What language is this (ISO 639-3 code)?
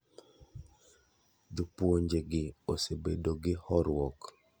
luo